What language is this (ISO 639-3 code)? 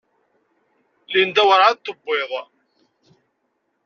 kab